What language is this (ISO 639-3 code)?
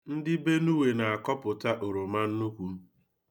ibo